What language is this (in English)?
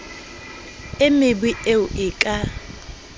Southern Sotho